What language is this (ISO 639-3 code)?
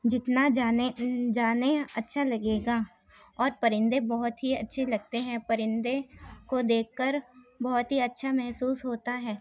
urd